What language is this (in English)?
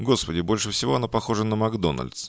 Russian